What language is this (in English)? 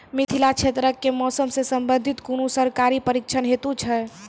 Maithili